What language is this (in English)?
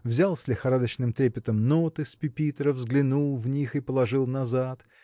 Russian